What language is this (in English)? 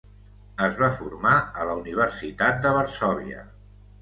Catalan